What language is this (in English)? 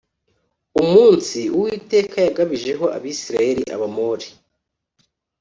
Kinyarwanda